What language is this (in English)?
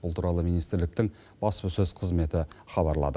Kazakh